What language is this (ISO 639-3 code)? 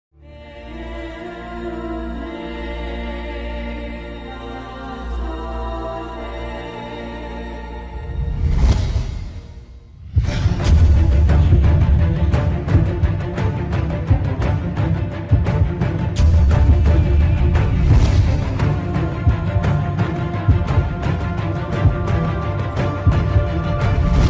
ara